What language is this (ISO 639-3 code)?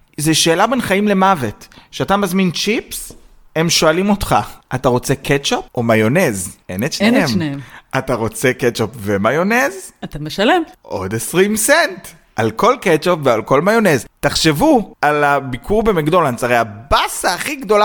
heb